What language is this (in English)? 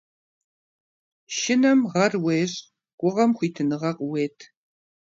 Kabardian